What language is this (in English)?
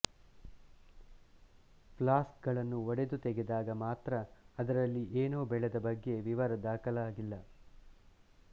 Kannada